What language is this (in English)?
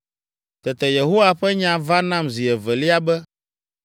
Ewe